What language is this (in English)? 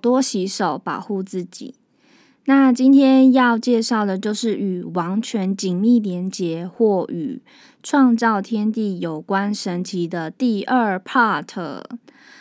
Chinese